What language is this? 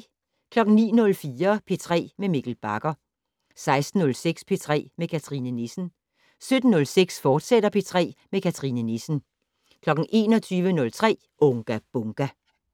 Danish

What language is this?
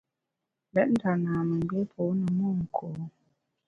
Bamun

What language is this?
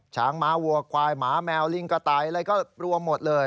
Thai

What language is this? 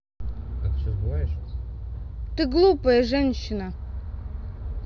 Russian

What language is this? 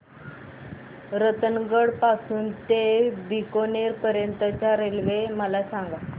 Marathi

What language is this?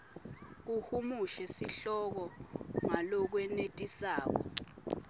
Swati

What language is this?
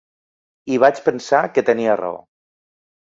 Catalan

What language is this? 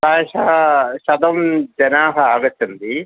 Sanskrit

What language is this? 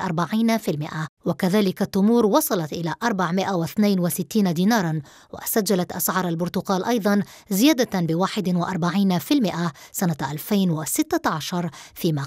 Arabic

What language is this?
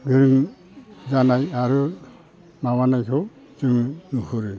Bodo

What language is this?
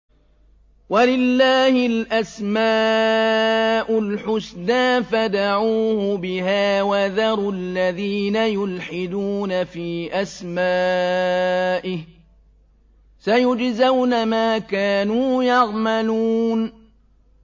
Arabic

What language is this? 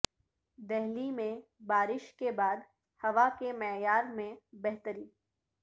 Urdu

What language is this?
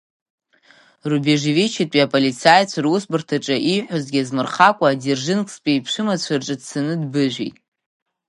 Abkhazian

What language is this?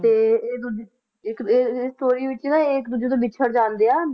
Punjabi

